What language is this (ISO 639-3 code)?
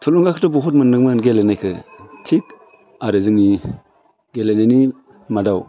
brx